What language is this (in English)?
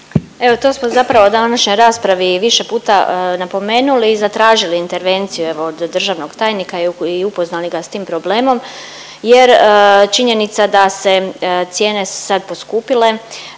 Croatian